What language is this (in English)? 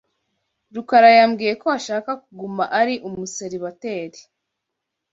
Kinyarwanda